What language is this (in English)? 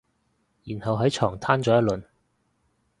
Cantonese